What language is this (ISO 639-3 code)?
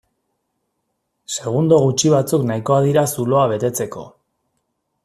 eus